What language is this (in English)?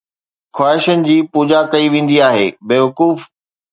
Sindhi